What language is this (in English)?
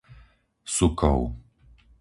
Slovak